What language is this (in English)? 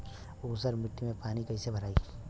Bhojpuri